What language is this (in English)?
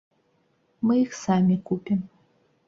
Belarusian